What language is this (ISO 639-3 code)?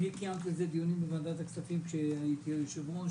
heb